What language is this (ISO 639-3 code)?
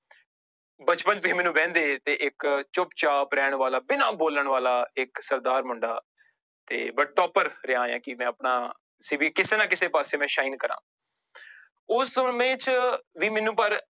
pan